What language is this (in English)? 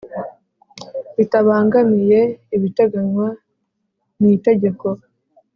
Kinyarwanda